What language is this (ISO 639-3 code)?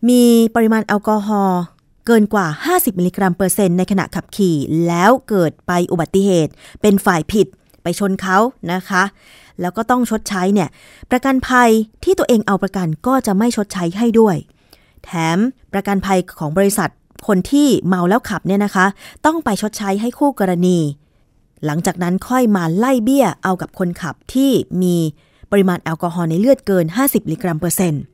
tha